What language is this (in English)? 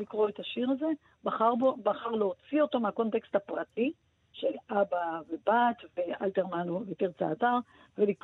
Hebrew